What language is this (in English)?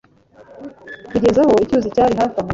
Kinyarwanda